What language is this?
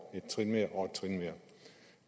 Danish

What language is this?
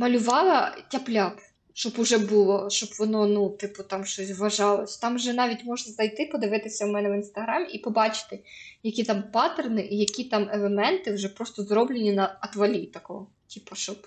Ukrainian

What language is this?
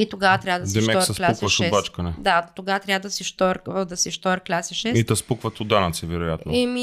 Bulgarian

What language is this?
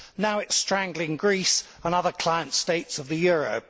English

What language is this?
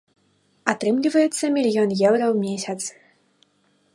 Belarusian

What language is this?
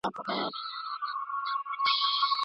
Pashto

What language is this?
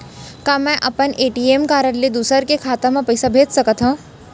Chhattisgarhi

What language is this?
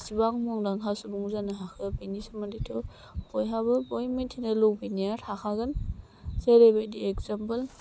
Bodo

